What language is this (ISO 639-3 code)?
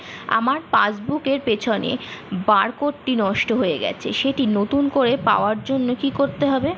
ben